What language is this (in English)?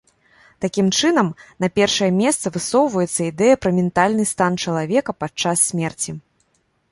Belarusian